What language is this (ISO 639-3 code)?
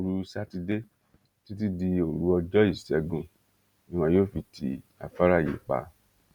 yor